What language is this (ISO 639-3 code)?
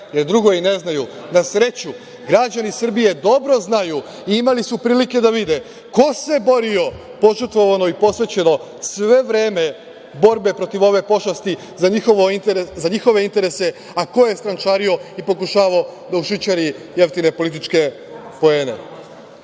srp